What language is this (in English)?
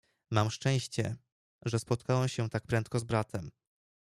Polish